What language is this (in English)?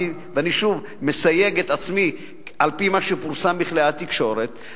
Hebrew